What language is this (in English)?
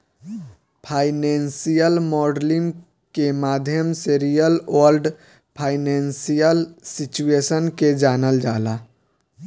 Bhojpuri